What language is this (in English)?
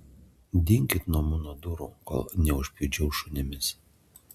Lithuanian